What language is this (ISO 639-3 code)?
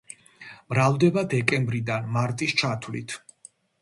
kat